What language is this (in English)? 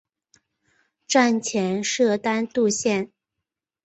Chinese